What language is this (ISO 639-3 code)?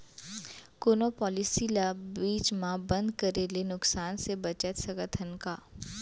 hne